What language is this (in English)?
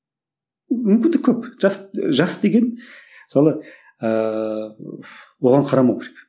Kazakh